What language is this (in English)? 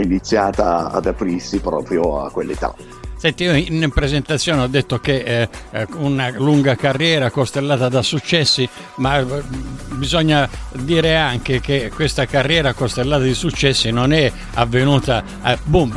Italian